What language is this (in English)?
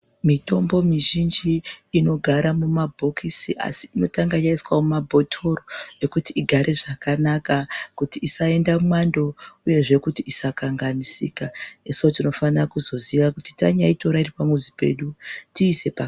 Ndau